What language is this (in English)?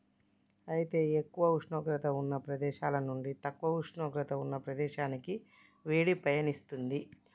Telugu